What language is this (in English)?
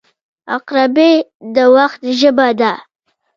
Pashto